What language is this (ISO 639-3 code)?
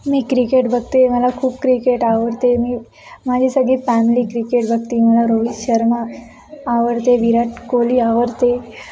mar